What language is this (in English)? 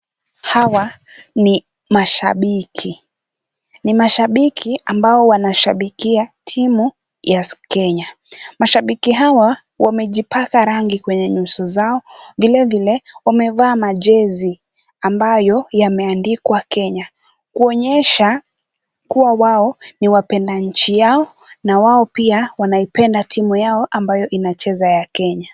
Swahili